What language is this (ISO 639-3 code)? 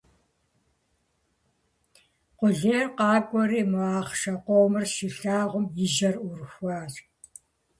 kbd